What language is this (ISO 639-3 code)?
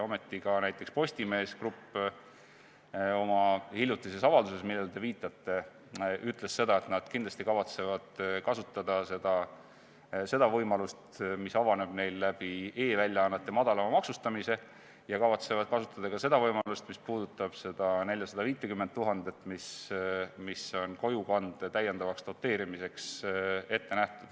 est